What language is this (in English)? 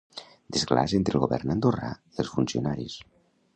Catalan